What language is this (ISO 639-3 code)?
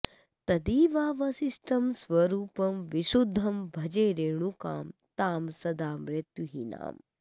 san